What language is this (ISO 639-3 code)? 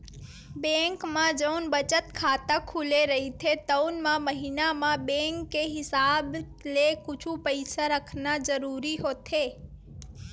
hne